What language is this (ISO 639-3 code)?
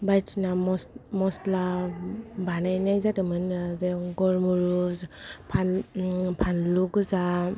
brx